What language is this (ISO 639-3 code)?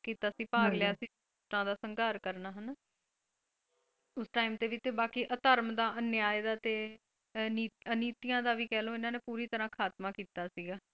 pan